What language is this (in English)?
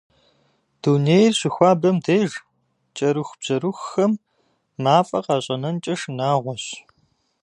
Kabardian